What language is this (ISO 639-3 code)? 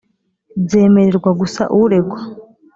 kin